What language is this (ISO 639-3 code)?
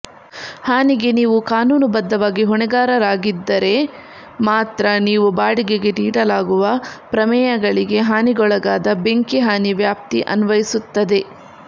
kan